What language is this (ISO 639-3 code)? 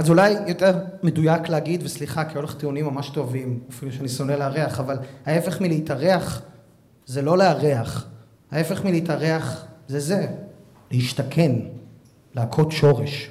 heb